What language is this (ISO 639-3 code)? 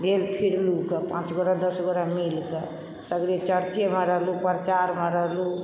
mai